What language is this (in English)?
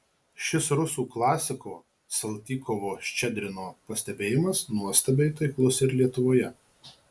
Lithuanian